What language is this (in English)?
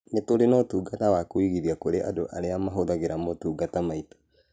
Kikuyu